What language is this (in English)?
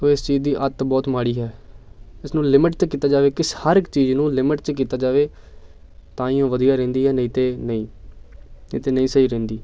Punjabi